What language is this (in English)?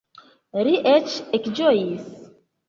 Esperanto